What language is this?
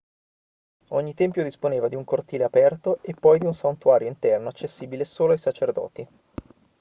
Italian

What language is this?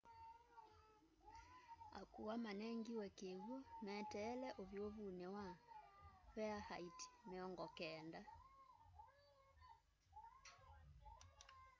Kamba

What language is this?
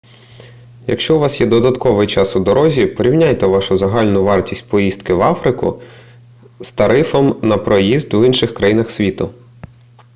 Ukrainian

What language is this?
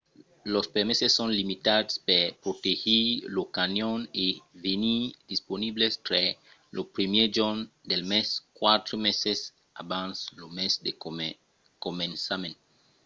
Occitan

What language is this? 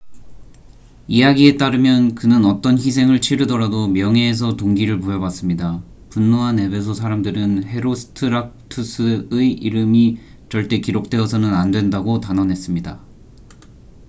Korean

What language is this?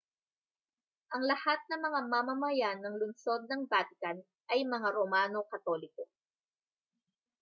Filipino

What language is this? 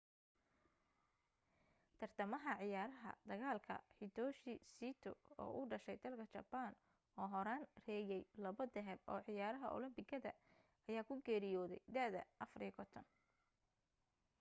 Somali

